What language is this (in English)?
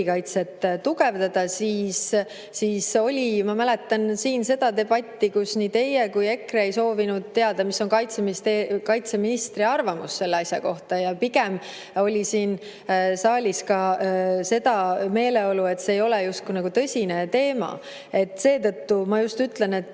Estonian